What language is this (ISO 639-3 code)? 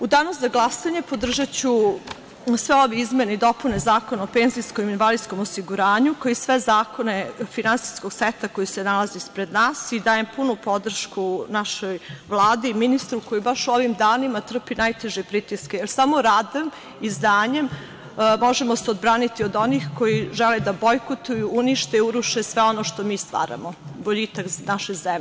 srp